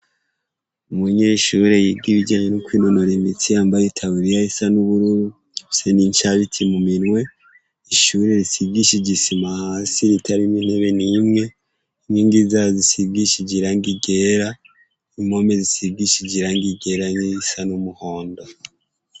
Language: Rundi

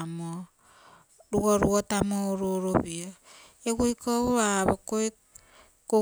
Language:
Terei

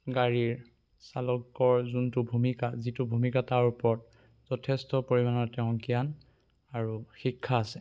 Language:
Assamese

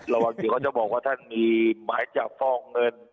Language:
Thai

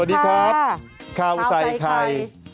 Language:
Thai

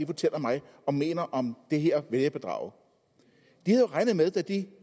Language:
Danish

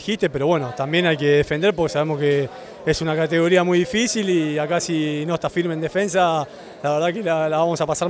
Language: Spanish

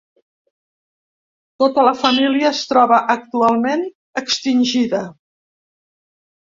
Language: Catalan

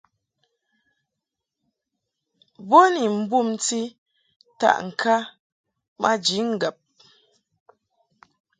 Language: Mungaka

